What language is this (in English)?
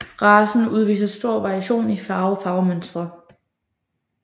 Danish